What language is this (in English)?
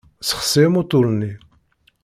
Kabyle